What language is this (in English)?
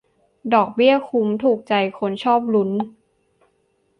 Thai